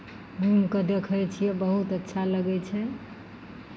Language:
Maithili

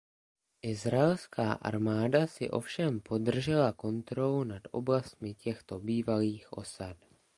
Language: Czech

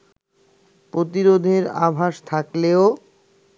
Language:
Bangla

